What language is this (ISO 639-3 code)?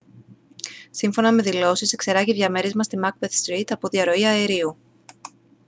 ell